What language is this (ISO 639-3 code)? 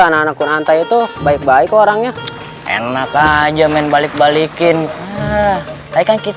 ind